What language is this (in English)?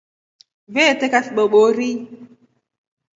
Rombo